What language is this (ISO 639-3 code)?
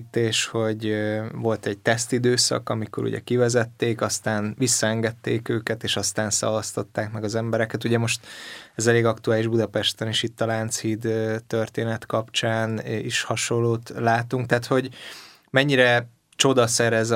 hun